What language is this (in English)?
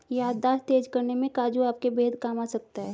Hindi